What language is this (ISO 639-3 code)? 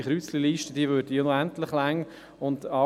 gsw